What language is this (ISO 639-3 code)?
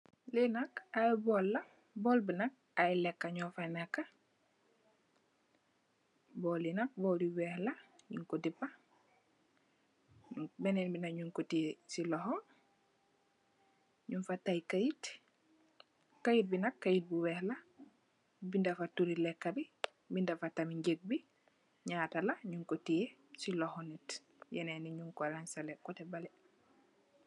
wol